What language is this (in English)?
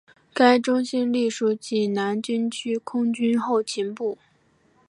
Chinese